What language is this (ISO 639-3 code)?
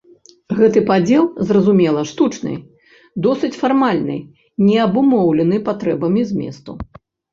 bel